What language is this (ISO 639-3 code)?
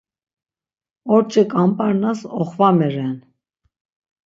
lzz